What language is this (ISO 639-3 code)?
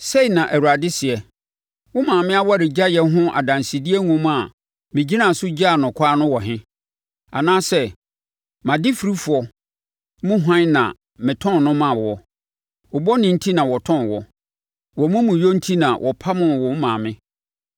aka